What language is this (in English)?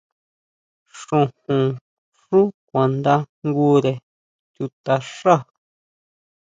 Huautla Mazatec